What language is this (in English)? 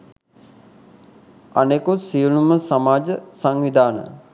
Sinhala